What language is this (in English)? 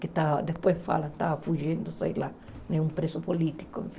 Portuguese